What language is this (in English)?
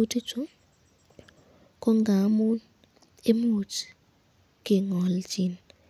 Kalenjin